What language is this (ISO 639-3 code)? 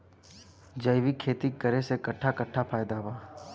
bho